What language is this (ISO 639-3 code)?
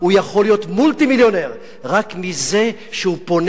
heb